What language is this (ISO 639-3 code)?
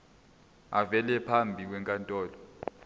zul